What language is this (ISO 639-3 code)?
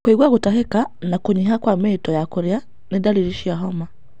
kik